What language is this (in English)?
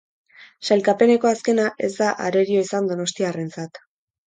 Basque